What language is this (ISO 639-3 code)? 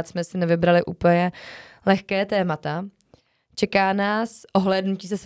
ces